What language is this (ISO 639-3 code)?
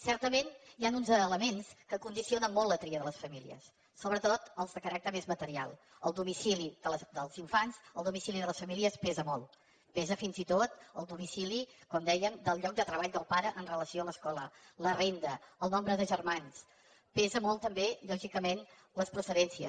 cat